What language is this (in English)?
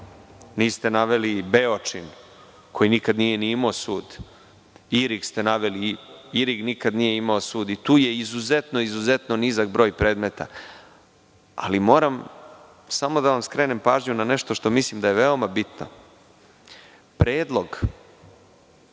Serbian